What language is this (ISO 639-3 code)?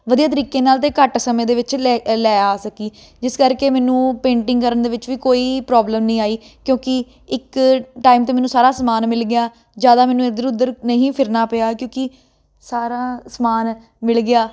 pan